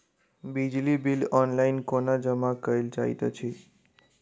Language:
Maithili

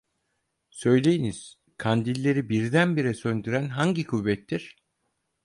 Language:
Turkish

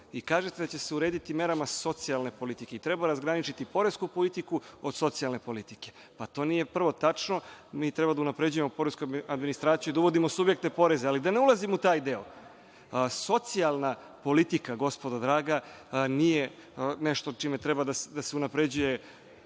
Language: Serbian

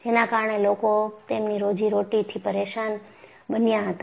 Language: Gujarati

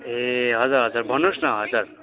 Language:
Nepali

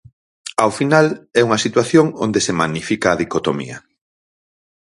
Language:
Galician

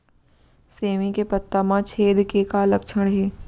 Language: Chhattisgarhi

